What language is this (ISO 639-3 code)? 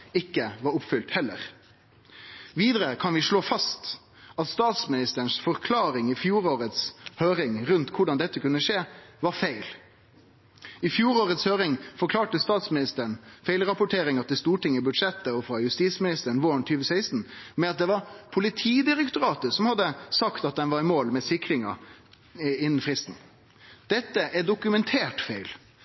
nno